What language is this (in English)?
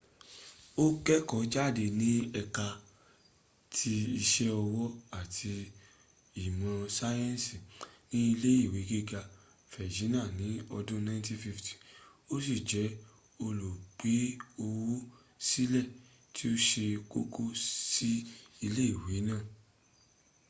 Yoruba